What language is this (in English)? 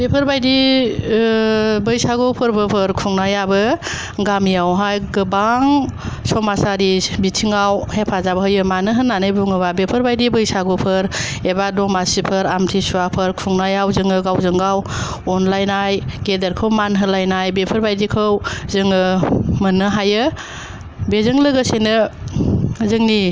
Bodo